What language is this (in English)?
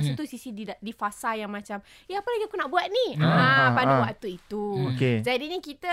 Malay